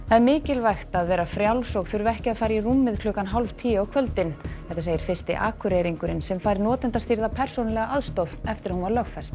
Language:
Icelandic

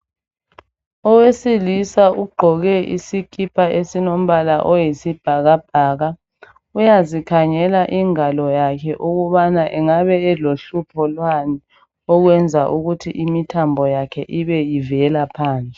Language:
North Ndebele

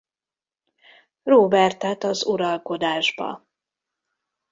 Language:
Hungarian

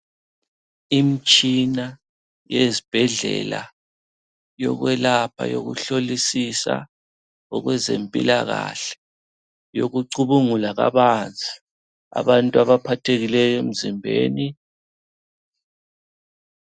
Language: North Ndebele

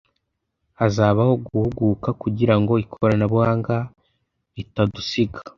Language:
Kinyarwanda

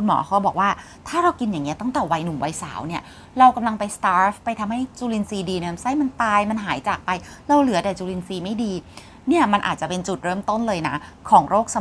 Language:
Thai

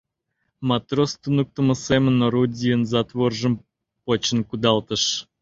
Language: Mari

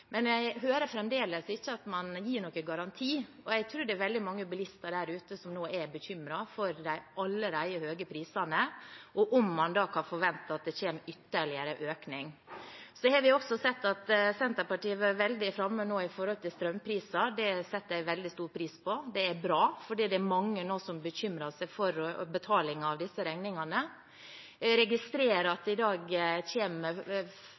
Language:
Norwegian Bokmål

